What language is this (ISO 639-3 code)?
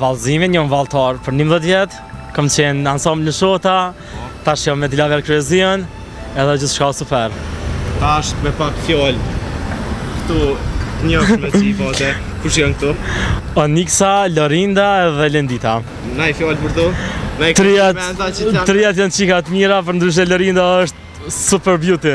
ron